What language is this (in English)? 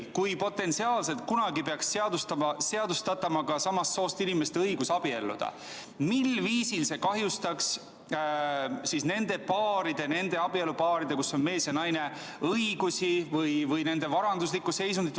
Estonian